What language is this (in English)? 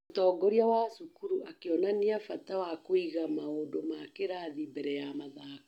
Kikuyu